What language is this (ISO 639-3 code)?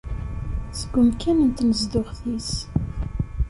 kab